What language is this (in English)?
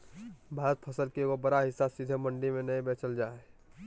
Magahi